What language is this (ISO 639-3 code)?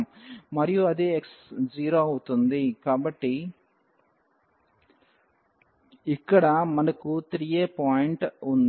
tel